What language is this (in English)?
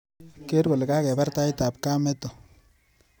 Kalenjin